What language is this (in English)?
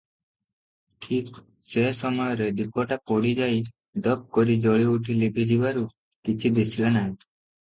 Odia